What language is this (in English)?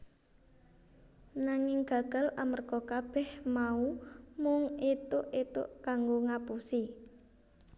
Javanese